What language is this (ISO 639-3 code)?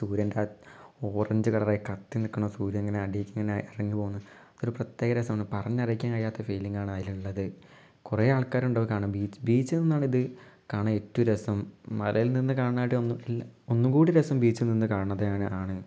mal